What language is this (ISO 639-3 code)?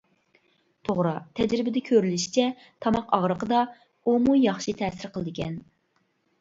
uig